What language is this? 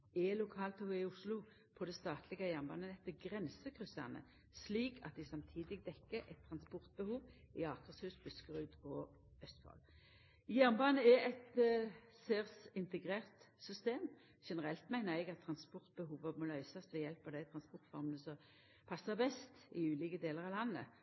Norwegian Nynorsk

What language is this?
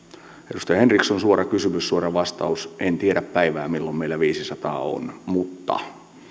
Finnish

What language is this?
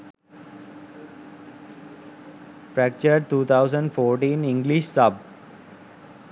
Sinhala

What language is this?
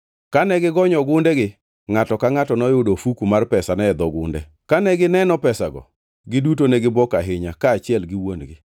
Luo (Kenya and Tanzania)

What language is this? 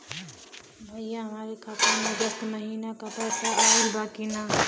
Bhojpuri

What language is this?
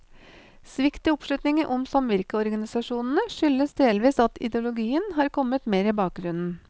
Norwegian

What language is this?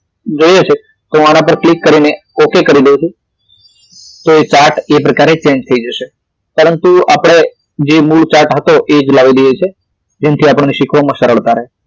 Gujarati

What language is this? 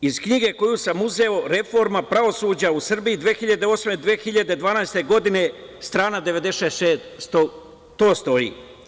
Serbian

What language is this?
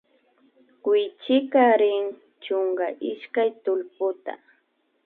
Imbabura Highland Quichua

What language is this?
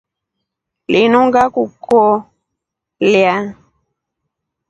Rombo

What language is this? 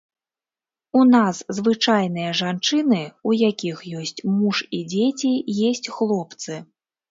Belarusian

